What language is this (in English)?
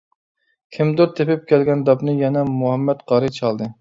Uyghur